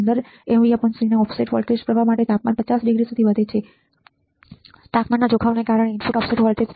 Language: Gujarati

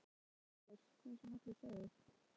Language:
Icelandic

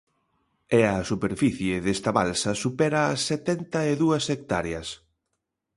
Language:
Galician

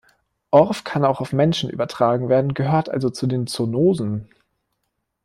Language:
German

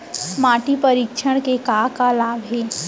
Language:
Chhattisgarhi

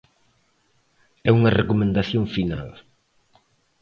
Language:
Galician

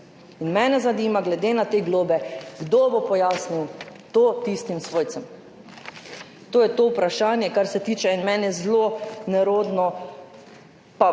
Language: Slovenian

